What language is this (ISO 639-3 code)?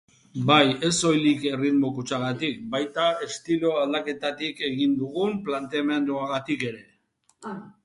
eus